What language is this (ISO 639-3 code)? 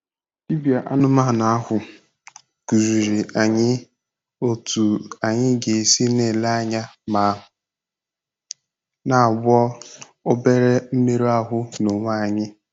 ibo